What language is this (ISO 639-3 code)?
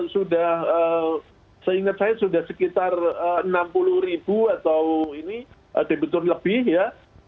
ind